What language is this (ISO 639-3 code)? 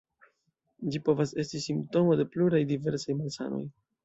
epo